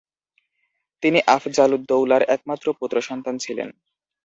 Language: Bangla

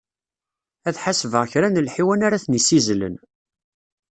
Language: Kabyle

